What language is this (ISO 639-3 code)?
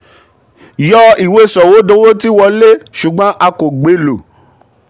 yor